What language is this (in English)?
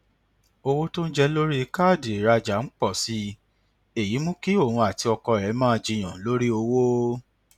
Yoruba